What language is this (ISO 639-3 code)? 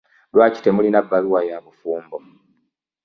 lug